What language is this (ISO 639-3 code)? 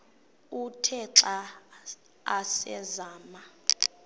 xho